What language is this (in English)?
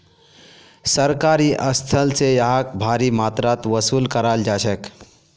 Magahi